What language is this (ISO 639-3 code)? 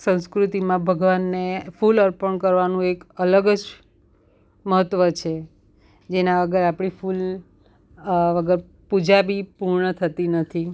guj